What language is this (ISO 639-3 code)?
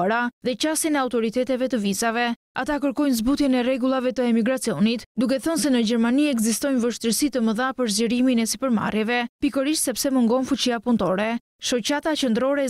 ron